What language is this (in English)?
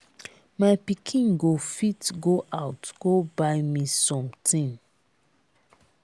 Nigerian Pidgin